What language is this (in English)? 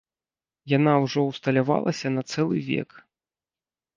Belarusian